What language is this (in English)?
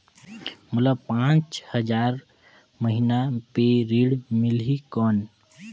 Chhattisgarhi